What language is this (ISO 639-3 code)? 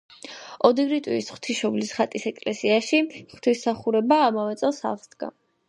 kat